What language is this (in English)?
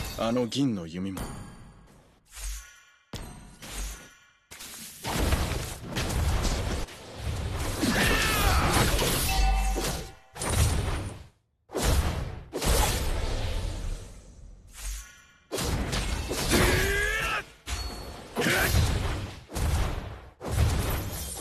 Japanese